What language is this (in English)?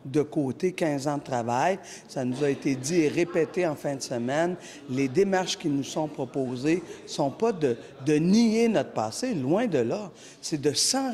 French